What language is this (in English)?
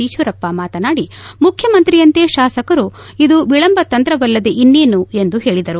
Kannada